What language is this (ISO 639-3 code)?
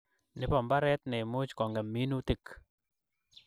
kln